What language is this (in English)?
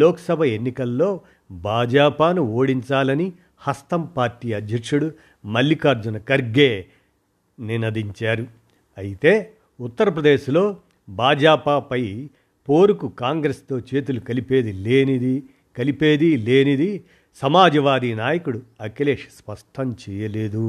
Telugu